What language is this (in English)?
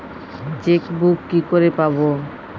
Bangla